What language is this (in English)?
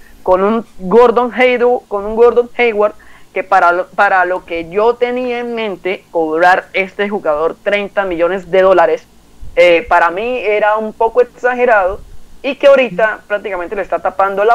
Spanish